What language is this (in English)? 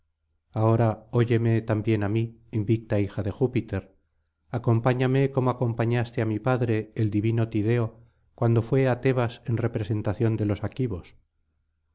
Spanish